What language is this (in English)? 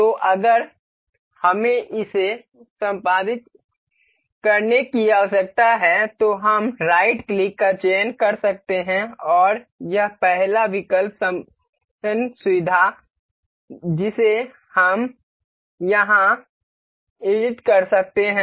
Hindi